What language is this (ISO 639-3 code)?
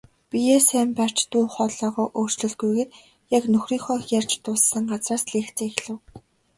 mon